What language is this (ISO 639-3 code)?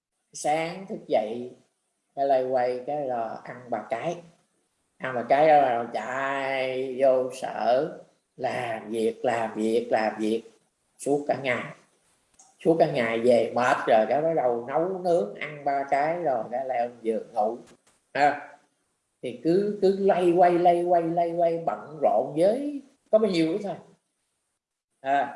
vie